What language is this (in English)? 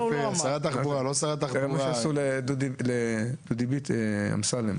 Hebrew